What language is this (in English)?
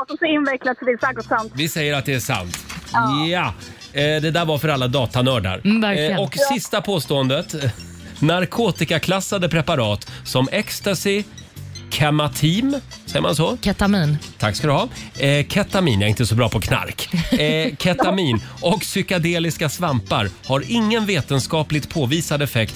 Swedish